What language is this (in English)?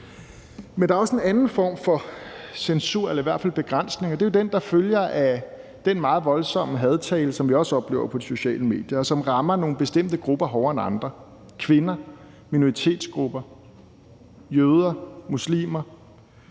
Danish